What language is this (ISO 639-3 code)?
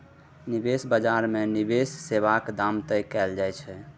mai